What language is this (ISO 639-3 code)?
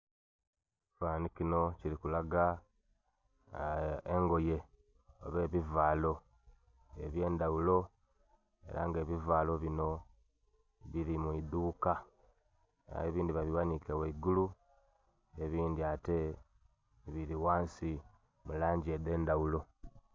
xog